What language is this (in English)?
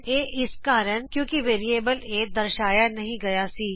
Punjabi